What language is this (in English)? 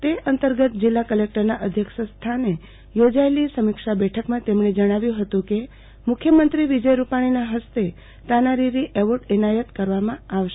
Gujarati